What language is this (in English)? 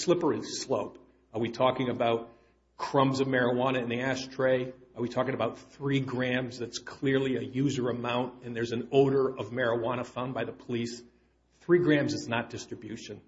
English